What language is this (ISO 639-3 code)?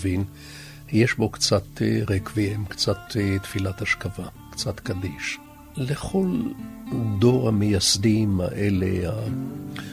heb